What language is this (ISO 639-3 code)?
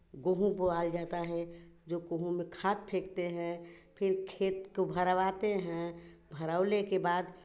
hin